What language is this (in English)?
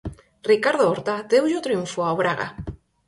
Galician